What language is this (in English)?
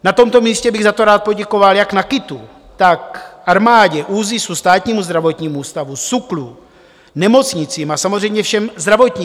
Czech